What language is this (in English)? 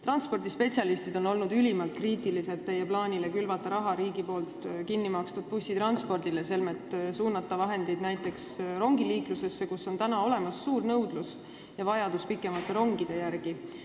Estonian